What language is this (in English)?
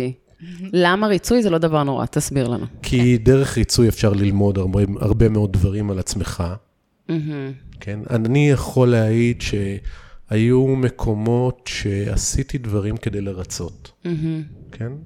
Hebrew